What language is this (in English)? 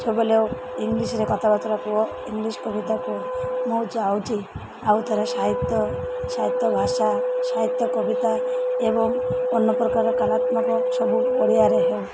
Odia